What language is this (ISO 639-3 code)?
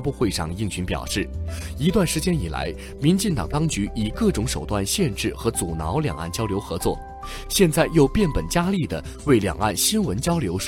zho